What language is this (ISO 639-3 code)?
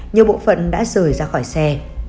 vie